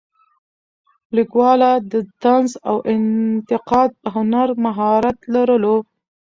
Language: Pashto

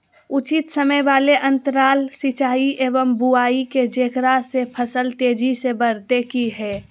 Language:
Magahi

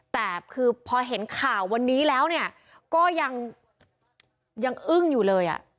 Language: Thai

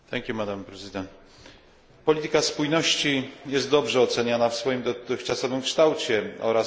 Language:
Polish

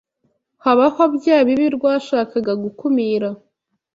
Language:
Kinyarwanda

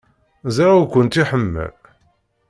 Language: Kabyle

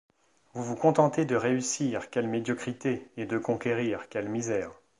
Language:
French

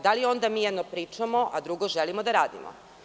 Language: Serbian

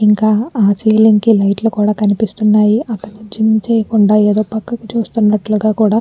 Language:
Telugu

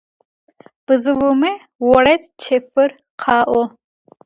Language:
Adyghe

